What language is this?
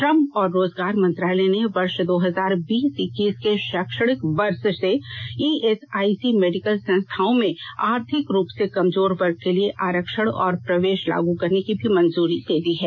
Hindi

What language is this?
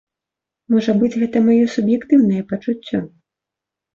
Belarusian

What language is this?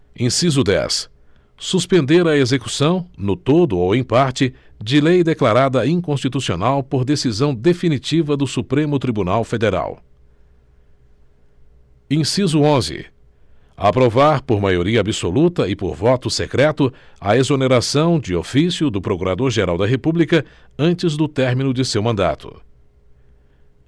Portuguese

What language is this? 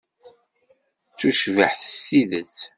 Kabyle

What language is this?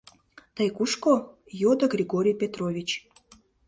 Mari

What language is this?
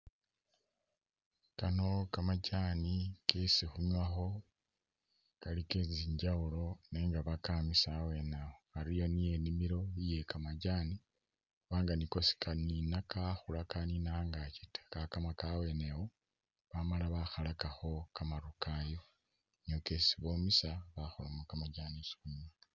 Masaaba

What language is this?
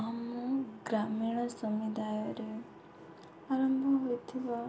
Odia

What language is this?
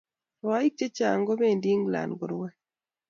Kalenjin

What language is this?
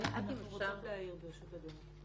Hebrew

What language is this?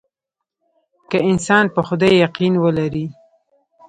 Pashto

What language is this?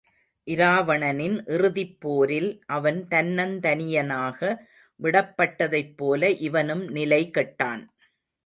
Tamil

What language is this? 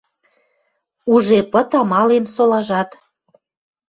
Western Mari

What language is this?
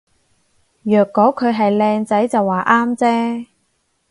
Cantonese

